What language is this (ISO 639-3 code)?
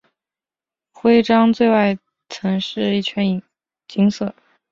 zho